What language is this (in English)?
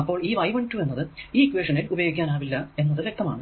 Malayalam